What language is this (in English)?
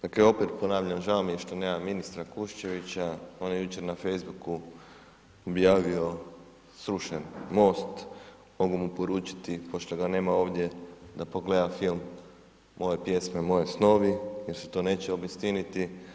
Croatian